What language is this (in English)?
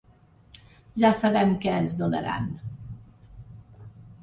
Catalan